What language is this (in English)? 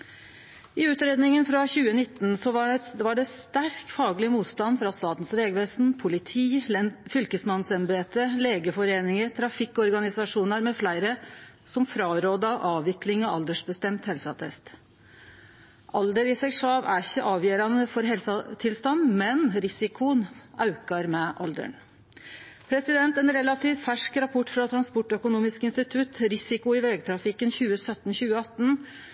Norwegian Nynorsk